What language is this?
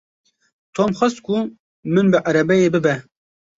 Kurdish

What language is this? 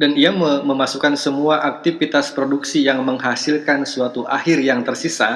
Indonesian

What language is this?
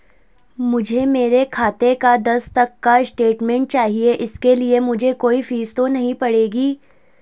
Hindi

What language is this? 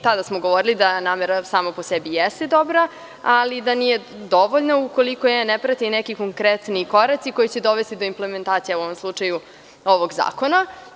Serbian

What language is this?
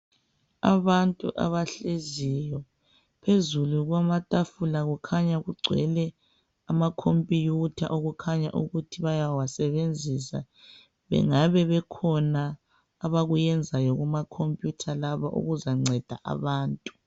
North Ndebele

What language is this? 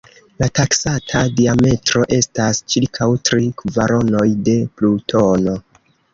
Esperanto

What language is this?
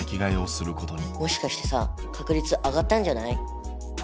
Japanese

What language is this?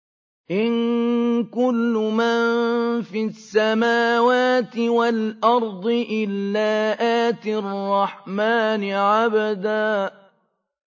Arabic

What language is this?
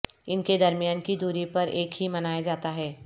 Urdu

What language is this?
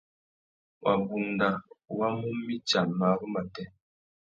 Tuki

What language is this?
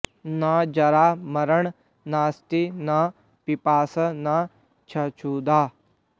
Sanskrit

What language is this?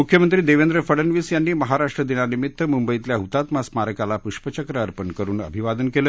Marathi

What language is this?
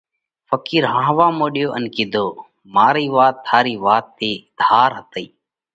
Parkari Koli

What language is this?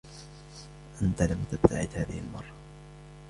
Arabic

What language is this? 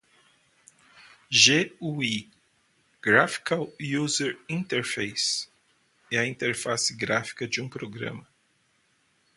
Portuguese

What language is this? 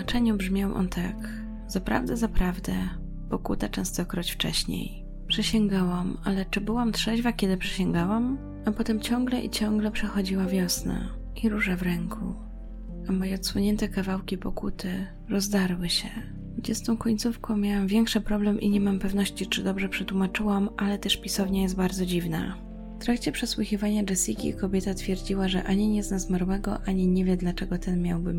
Polish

